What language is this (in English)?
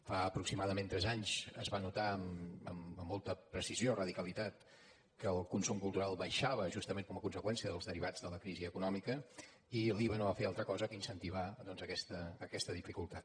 Catalan